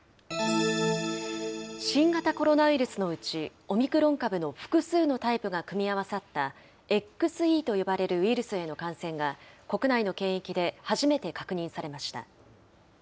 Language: Japanese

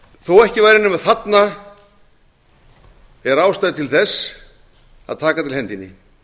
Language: Icelandic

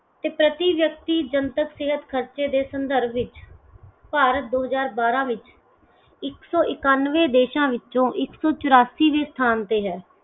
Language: Punjabi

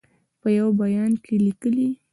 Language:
Pashto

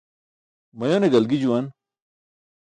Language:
Burushaski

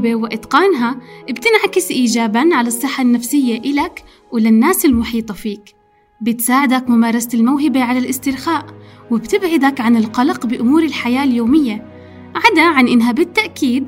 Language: Arabic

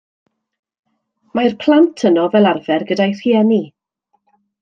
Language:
Welsh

